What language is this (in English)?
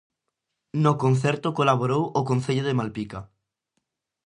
Galician